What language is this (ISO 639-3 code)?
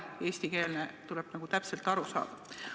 est